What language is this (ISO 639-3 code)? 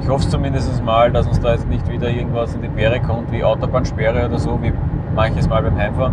deu